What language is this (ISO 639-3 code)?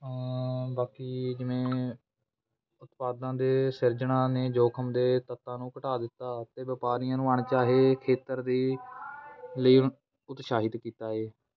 pan